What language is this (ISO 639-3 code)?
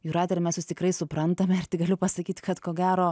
lit